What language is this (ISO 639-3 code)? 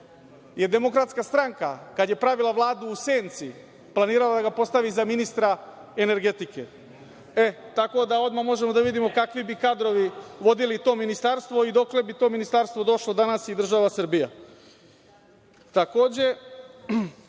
srp